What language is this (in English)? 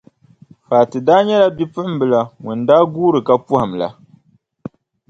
Dagbani